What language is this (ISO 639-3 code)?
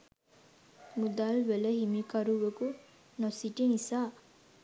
sin